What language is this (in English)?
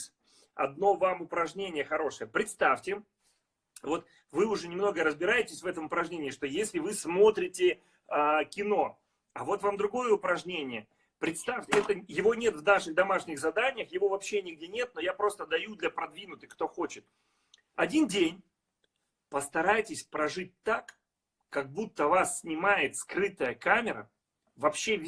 Russian